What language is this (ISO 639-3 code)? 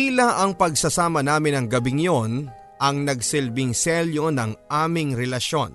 fil